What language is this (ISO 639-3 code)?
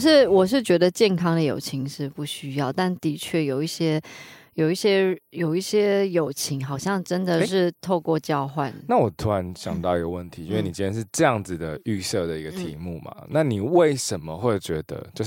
zho